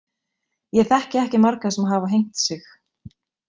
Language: Icelandic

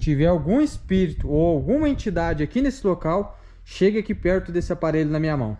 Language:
Portuguese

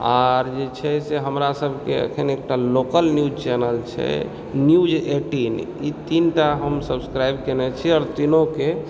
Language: Maithili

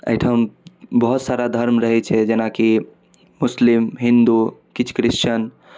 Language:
Maithili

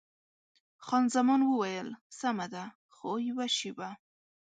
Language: Pashto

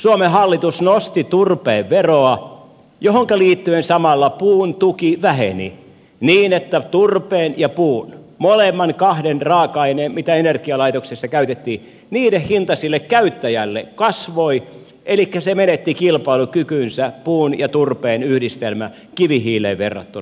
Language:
Finnish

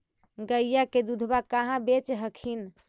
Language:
Magahi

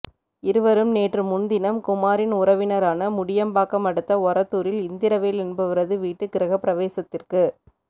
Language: Tamil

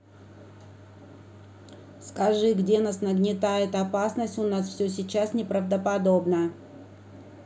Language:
Russian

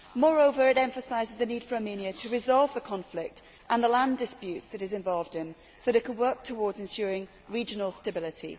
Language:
English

